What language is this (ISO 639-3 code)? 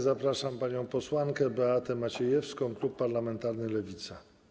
pol